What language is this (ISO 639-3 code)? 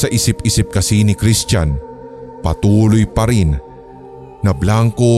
fil